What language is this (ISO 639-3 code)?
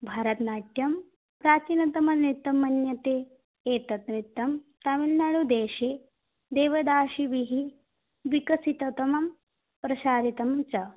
san